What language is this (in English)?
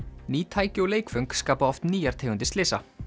Icelandic